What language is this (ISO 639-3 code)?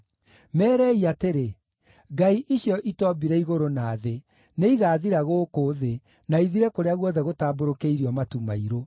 kik